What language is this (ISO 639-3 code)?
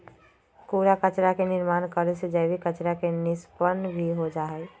mag